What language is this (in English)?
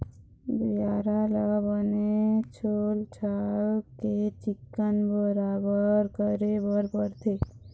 Chhattisgarhi